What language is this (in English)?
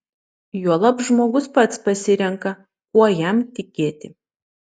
Lithuanian